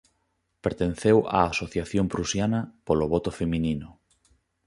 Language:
Galician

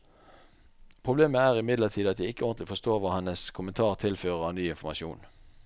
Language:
Norwegian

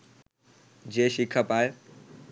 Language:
Bangla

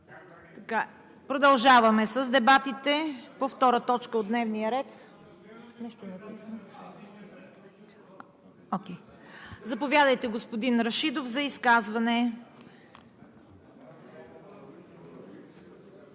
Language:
Bulgarian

